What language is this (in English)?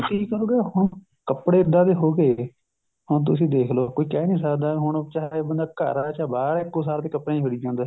Punjabi